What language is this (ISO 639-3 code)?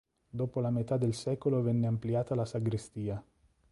ita